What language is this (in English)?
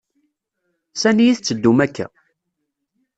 Kabyle